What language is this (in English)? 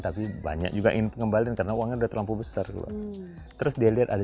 Indonesian